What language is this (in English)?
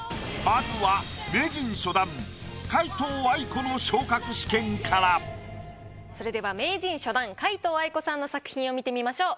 Japanese